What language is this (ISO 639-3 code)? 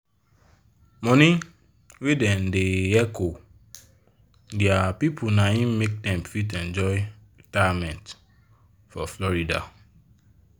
pcm